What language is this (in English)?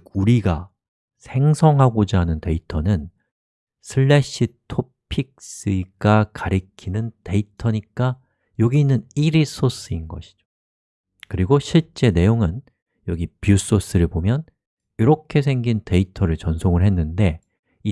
Korean